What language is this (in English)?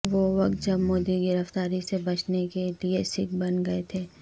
Urdu